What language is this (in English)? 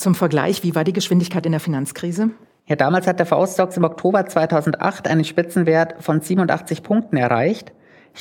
German